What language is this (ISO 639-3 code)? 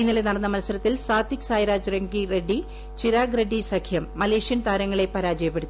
mal